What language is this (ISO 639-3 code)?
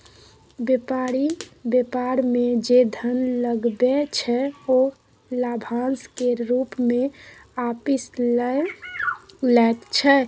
mai